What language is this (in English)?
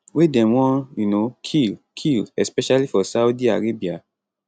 Nigerian Pidgin